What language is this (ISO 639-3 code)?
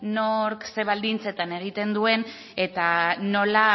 eus